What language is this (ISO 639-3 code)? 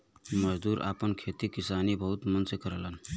bho